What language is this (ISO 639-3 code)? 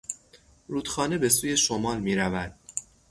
fas